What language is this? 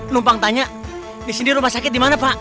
Indonesian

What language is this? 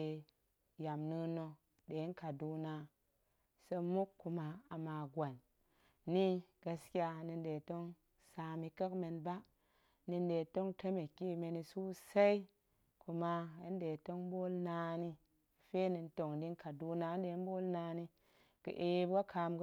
Goemai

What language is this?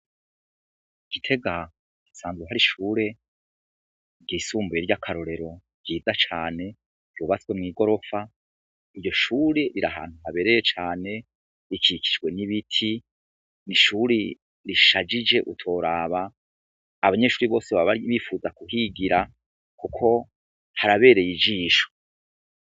Rundi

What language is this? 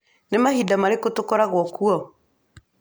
Kikuyu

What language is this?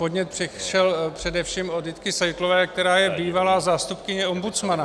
Czech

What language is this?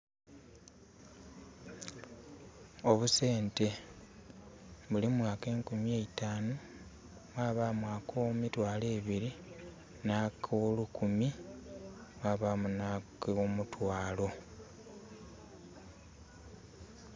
Soga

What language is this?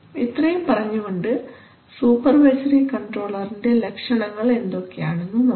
Malayalam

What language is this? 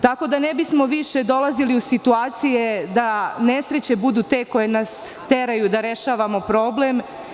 Serbian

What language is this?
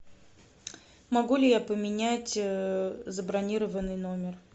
Russian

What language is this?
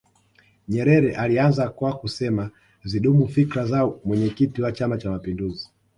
Swahili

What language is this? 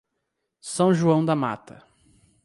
Portuguese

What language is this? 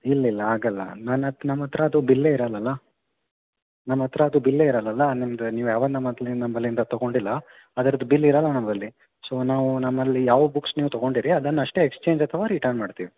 Kannada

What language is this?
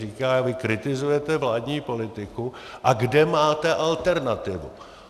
Czech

